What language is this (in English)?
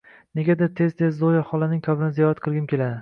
Uzbek